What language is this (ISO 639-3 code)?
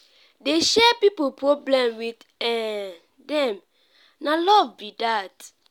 pcm